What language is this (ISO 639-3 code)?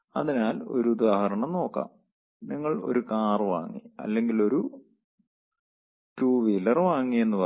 mal